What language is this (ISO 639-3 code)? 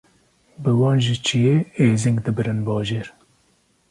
kur